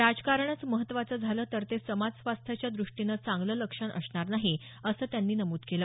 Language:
Marathi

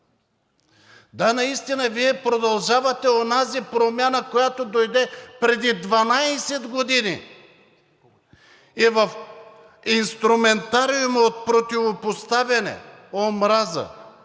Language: Bulgarian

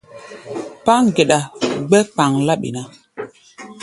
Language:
Gbaya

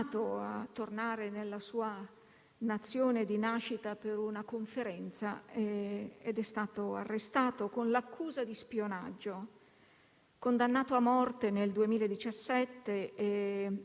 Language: Italian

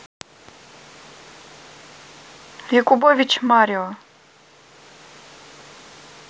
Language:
Russian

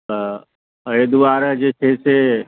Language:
Maithili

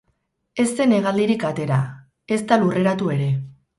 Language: Basque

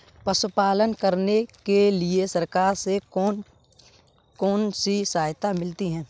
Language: Hindi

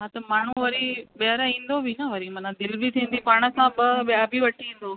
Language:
Sindhi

